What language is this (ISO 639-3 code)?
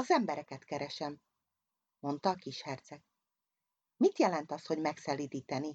hun